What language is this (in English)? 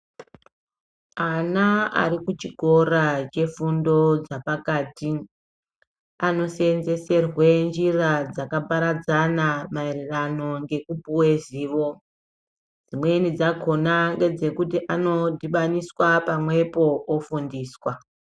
Ndau